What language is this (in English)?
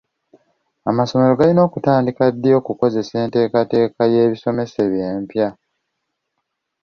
Ganda